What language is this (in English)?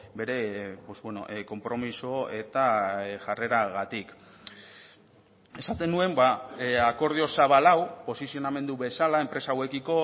Basque